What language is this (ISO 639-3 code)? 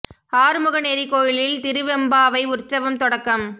tam